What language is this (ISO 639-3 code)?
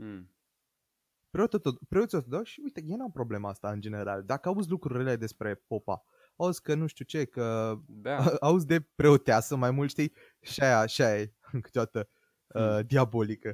ron